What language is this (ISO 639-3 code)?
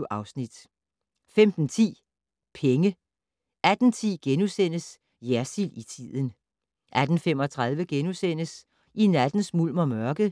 dan